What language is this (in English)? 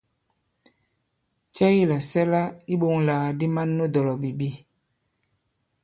Bankon